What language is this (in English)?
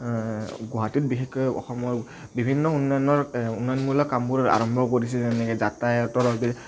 Assamese